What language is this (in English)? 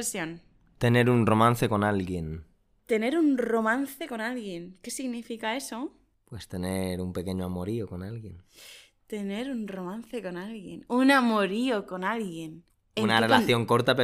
Spanish